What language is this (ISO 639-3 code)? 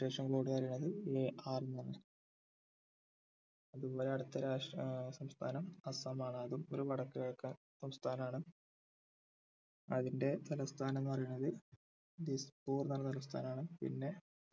mal